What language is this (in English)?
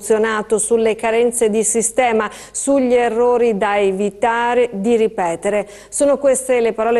Italian